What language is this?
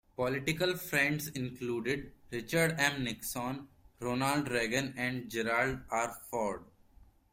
English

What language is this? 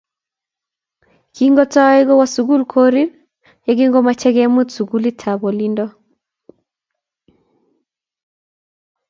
Kalenjin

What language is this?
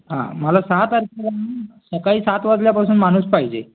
Marathi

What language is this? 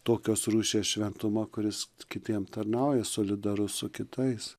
Lithuanian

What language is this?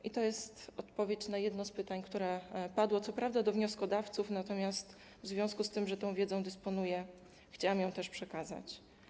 Polish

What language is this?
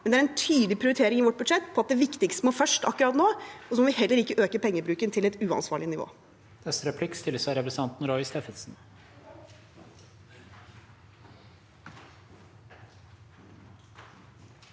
Norwegian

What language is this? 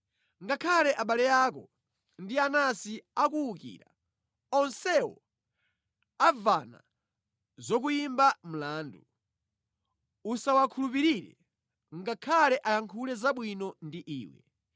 Nyanja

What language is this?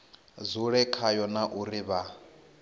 Venda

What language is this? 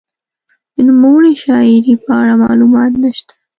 Pashto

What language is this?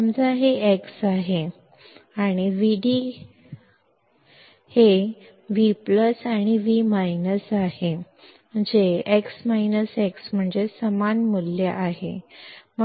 Kannada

